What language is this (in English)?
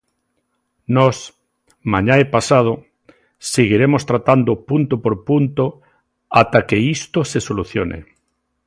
Galician